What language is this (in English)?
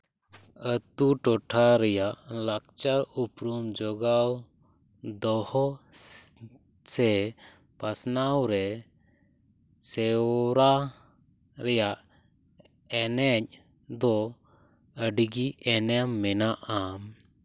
Santali